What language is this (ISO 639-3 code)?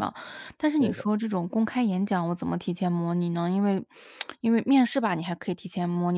zho